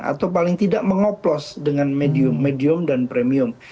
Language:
Indonesian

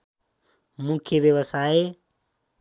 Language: Nepali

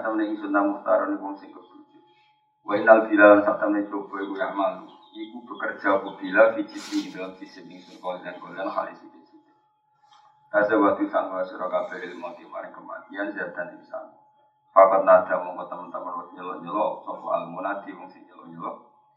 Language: Indonesian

